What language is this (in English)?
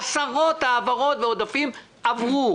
Hebrew